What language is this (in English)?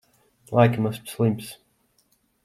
Latvian